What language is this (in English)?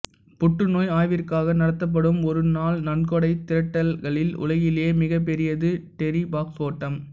Tamil